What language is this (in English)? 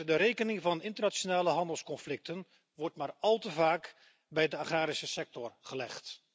Dutch